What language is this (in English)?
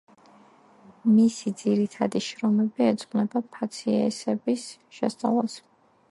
Georgian